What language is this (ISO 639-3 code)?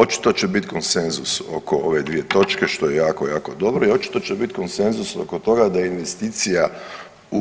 hrv